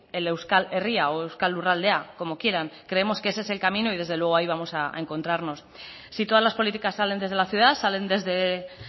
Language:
Spanish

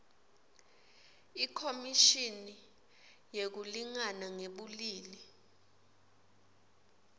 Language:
Swati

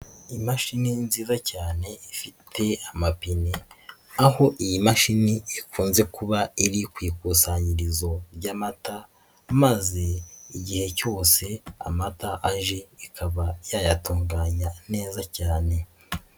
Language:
Kinyarwanda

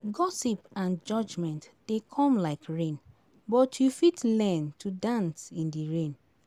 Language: Nigerian Pidgin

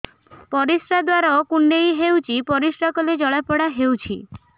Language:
Odia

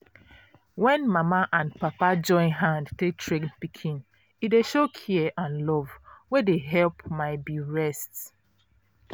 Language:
Nigerian Pidgin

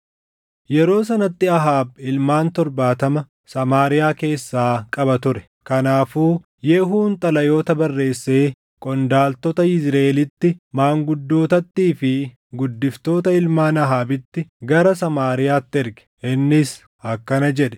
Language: Oromo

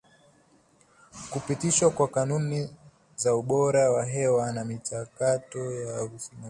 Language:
Swahili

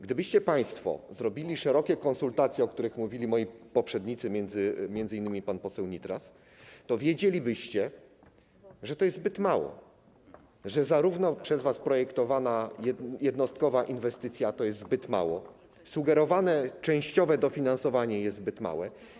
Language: Polish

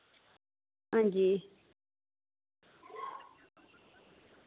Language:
Dogri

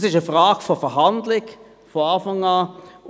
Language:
Swiss German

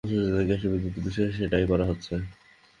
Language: Bangla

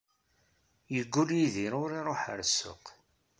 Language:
Kabyle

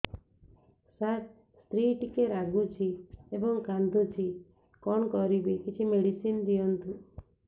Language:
Odia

